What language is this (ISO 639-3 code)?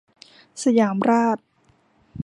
tha